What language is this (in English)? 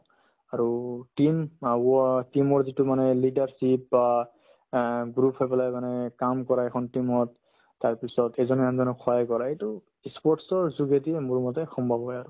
Assamese